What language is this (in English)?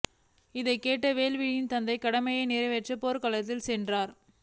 Tamil